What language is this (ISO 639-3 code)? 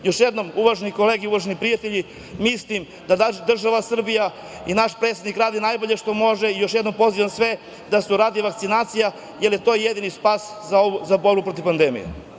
srp